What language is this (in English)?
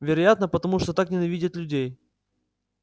Russian